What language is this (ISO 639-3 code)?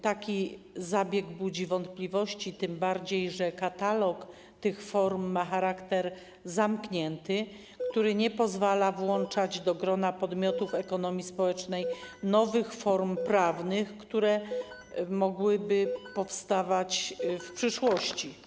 pol